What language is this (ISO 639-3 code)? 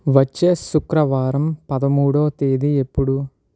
tel